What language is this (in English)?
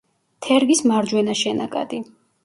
Georgian